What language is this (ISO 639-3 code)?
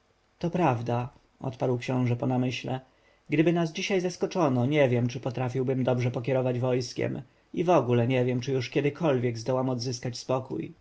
pol